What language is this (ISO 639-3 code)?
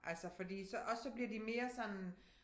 dan